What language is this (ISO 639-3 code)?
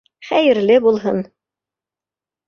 bak